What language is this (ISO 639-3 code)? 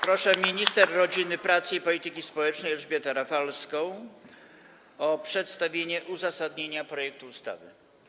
pol